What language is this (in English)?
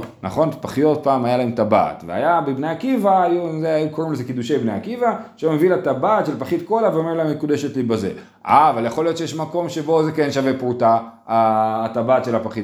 Hebrew